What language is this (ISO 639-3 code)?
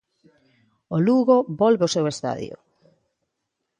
glg